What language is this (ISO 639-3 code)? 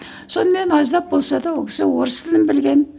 kaz